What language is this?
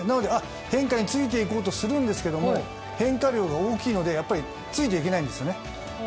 Japanese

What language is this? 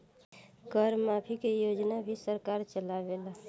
Bhojpuri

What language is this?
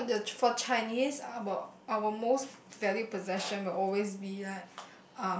English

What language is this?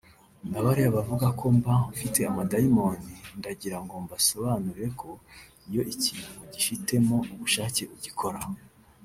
Kinyarwanda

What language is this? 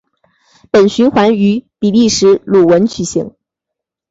Chinese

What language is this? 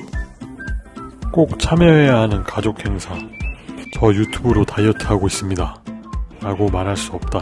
Korean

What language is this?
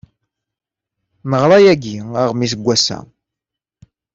Kabyle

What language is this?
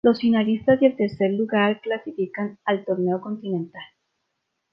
Spanish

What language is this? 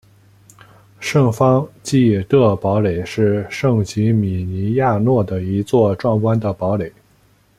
Chinese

